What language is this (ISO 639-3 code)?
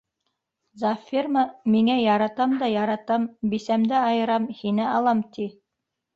bak